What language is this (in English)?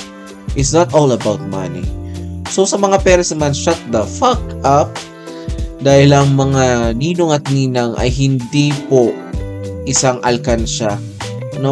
Filipino